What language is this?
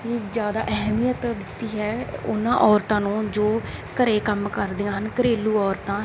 Punjabi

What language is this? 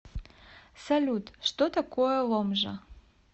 Russian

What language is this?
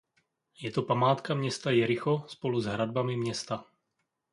Czech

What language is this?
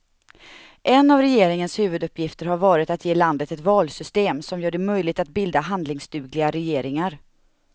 Swedish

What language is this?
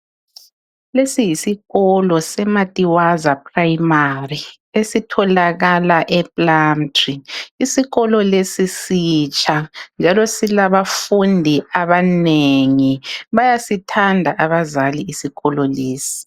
North Ndebele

